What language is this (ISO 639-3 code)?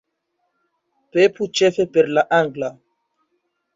epo